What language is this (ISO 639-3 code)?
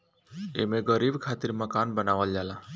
bho